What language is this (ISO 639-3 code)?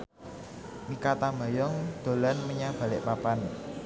jav